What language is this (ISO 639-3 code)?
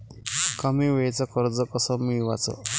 mar